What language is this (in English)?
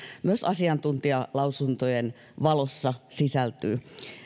Finnish